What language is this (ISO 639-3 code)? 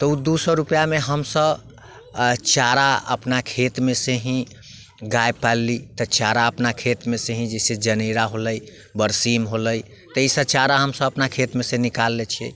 mai